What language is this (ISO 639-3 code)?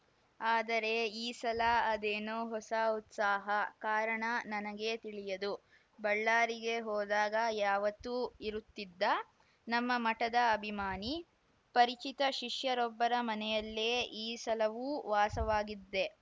kan